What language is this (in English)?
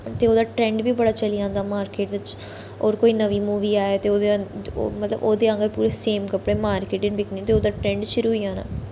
Dogri